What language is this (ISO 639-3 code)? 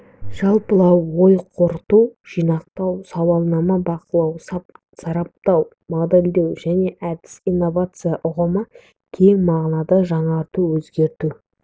kaz